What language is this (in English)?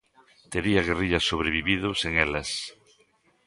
Galician